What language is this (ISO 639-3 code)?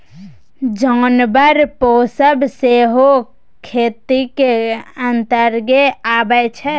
mai